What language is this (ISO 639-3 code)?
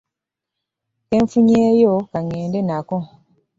lug